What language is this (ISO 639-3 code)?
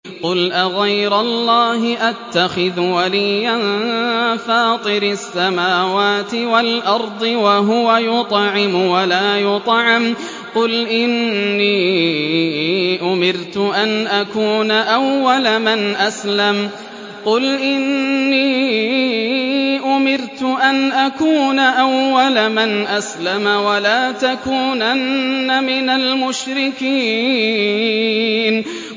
ara